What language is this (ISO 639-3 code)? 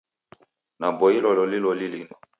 dav